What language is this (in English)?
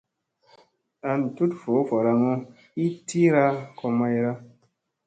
Musey